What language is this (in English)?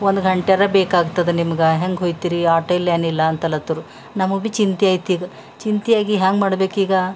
Kannada